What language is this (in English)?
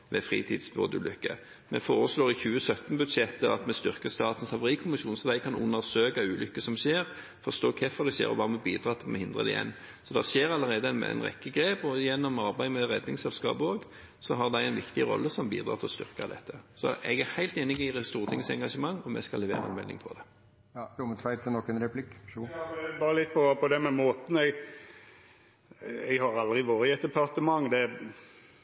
Norwegian